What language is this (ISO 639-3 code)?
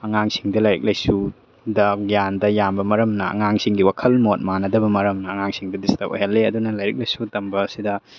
mni